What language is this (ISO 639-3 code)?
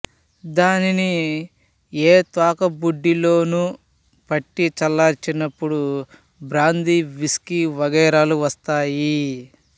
tel